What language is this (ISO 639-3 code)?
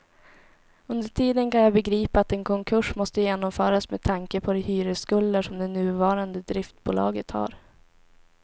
swe